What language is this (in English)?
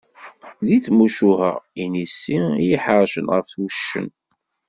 Kabyle